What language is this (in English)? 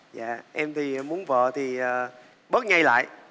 Vietnamese